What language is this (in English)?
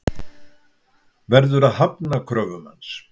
Icelandic